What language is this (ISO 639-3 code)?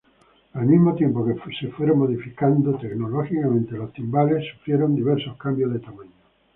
spa